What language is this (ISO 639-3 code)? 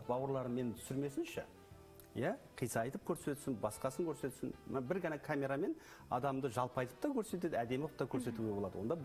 tur